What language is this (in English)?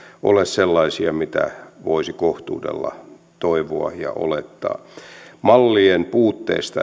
Finnish